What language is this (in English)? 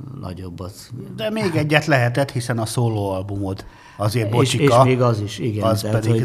Hungarian